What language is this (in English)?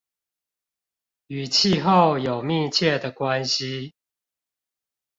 Chinese